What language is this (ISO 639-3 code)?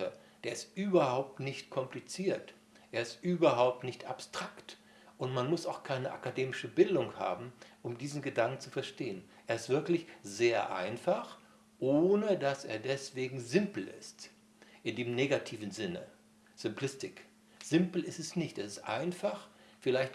deu